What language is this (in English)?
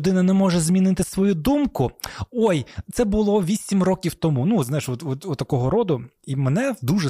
Ukrainian